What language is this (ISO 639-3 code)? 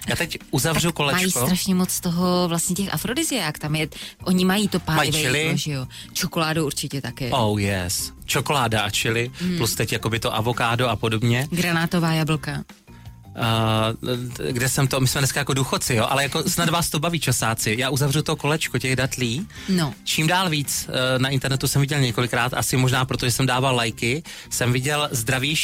ces